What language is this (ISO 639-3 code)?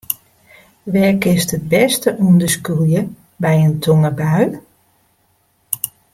fry